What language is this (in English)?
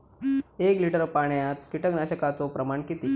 Marathi